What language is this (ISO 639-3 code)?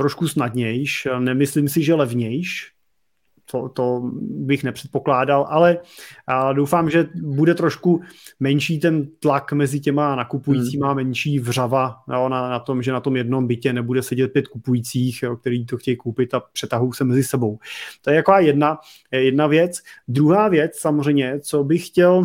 ces